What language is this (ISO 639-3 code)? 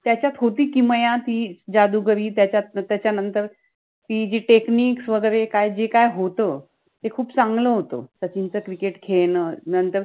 mar